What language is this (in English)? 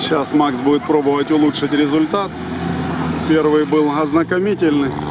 Russian